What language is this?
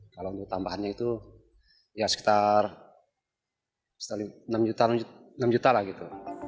Indonesian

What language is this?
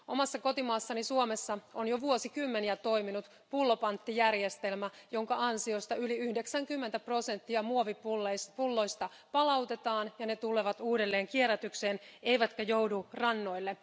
Finnish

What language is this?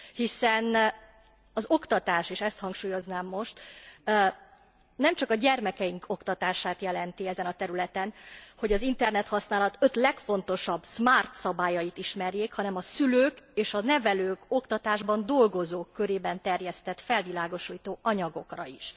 Hungarian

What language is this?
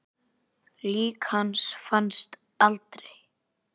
Icelandic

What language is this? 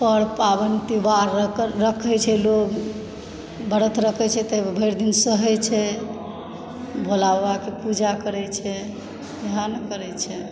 Maithili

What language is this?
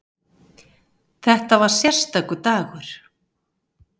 Icelandic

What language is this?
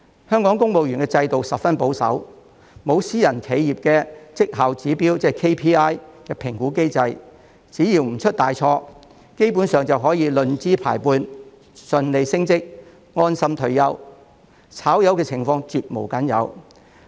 Cantonese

